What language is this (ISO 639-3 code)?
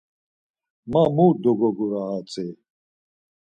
lzz